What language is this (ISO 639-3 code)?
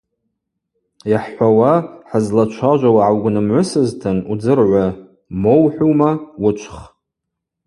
abq